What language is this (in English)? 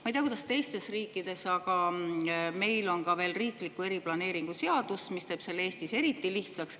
Estonian